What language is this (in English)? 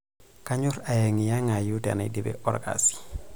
Masai